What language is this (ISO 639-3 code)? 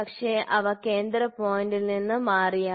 mal